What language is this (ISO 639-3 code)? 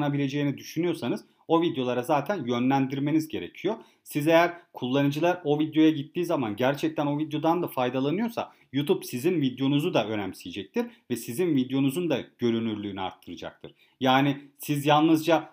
tur